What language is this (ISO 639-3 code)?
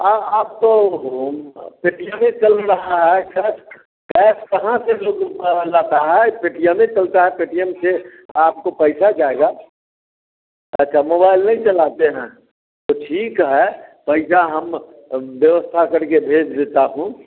hin